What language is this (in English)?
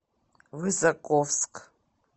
Russian